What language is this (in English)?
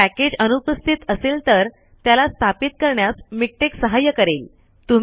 Marathi